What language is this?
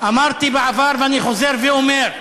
Hebrew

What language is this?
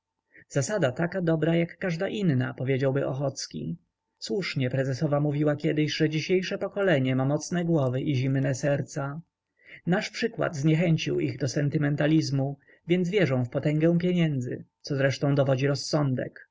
Polish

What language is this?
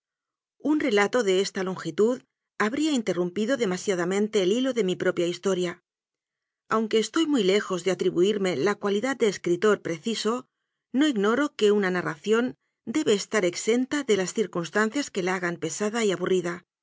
Spanish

